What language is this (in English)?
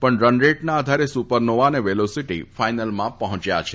Gujarati